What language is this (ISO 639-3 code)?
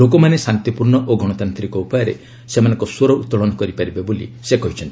ori